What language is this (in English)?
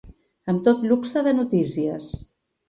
Catalan